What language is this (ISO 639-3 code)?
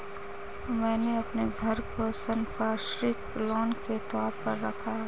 hin